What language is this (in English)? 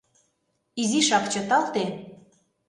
Mari